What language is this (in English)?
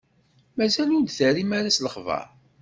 Kabyle